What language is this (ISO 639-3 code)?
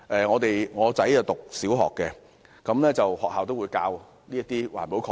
yue